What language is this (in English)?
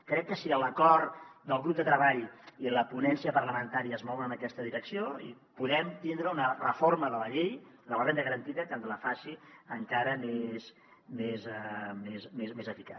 Catalan